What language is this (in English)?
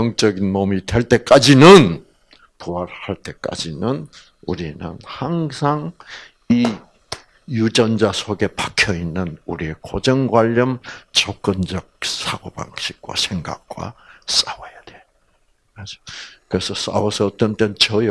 Korean